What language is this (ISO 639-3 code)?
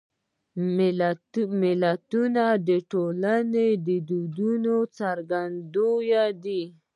pus